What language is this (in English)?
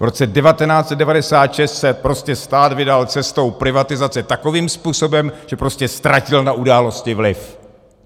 Czech